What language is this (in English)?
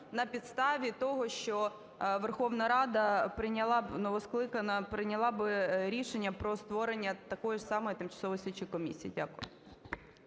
Ukrainian